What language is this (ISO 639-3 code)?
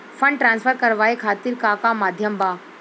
bho